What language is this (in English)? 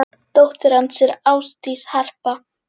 Icelandic